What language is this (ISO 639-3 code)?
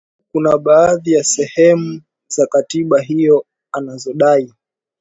swa